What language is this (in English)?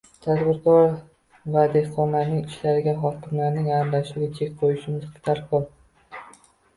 Uzbek